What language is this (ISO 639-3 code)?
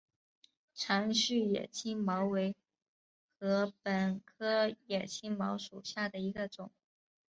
zho